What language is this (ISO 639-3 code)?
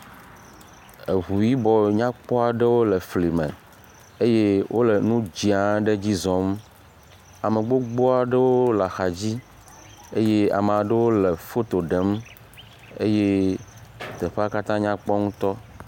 ewe